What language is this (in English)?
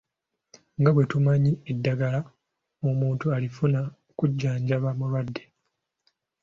Ganda